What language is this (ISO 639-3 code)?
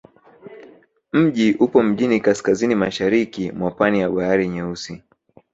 swa